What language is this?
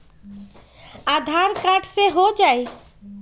Magahi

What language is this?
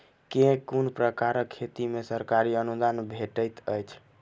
Maithili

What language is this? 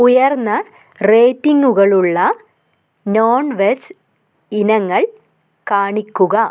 Malayalam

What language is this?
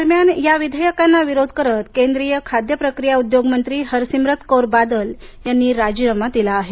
Marathi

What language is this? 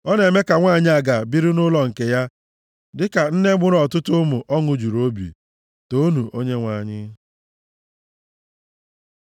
Igbo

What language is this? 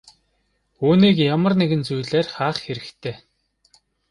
Mongolian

